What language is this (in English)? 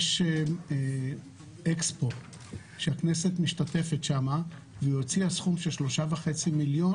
Hebrew